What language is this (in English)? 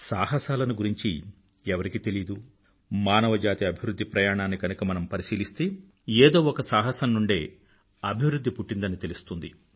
Telugu